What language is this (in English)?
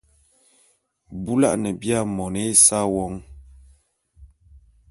Bulu